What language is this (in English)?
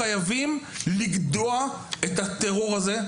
Hebrew